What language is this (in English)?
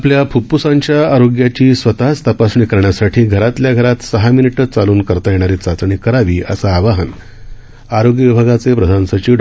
Marathi